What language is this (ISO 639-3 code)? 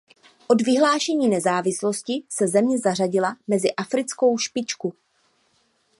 ces